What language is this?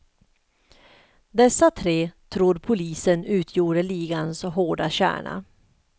Swedish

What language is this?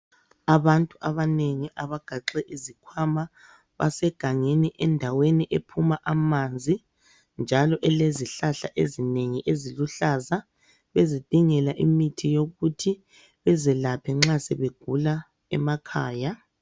North Ndebele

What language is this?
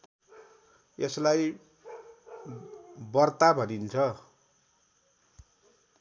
Nepali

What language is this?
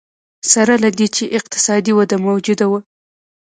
Pashto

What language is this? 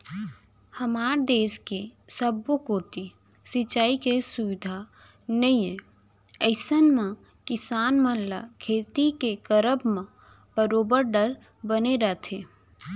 Chhattisgarhi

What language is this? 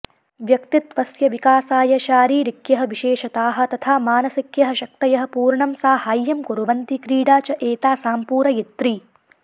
Sanskrit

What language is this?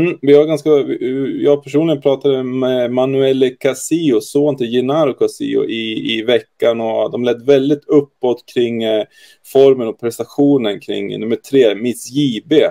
Swedish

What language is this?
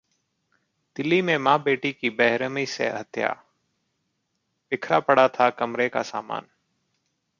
Hindi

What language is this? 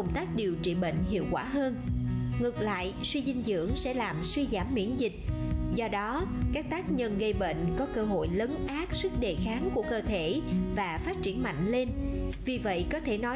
Vietnamese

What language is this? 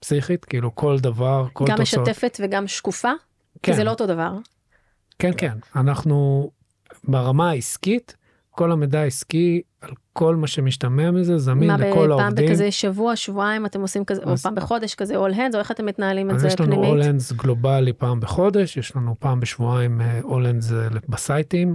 Hebrew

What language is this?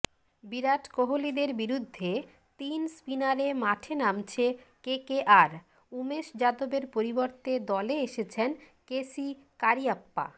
Bangla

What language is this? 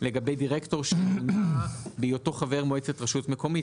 Hebrew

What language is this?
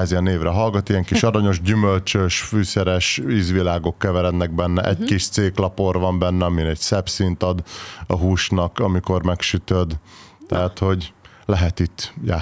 Hungarian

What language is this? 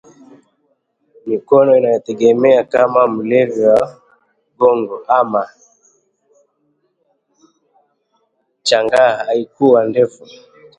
Swahili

